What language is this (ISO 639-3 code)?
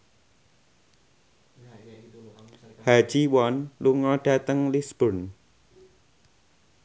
jav